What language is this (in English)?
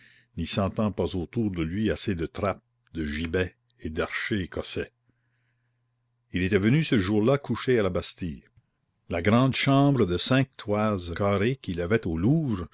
French